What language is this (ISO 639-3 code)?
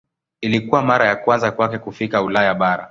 swa